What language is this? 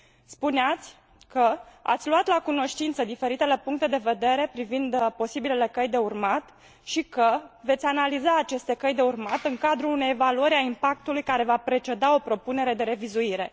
Romanian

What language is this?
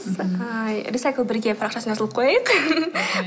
Kazakh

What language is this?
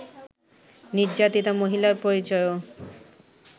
Bangla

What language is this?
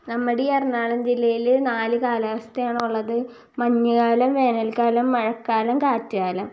Malayalam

